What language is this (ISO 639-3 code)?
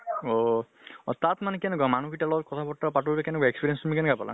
asm